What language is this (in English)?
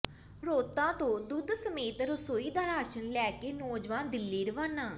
Punjabi